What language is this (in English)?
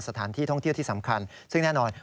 Thai